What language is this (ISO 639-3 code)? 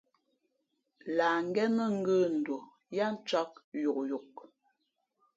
fmp